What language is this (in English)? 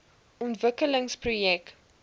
Afrikaans